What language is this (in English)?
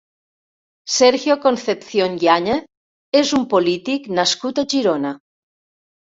Catalan